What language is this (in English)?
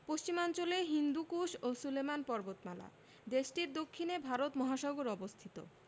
Bangla